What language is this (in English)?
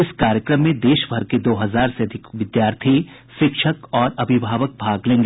Hindi